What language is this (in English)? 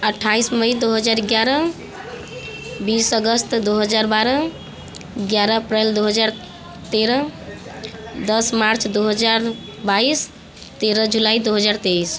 Hindi